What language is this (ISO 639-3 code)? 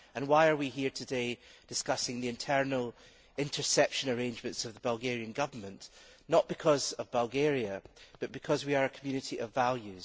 eng